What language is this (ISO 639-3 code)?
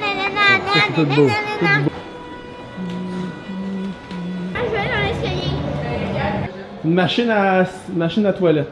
fra